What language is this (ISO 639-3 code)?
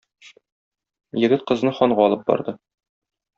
tat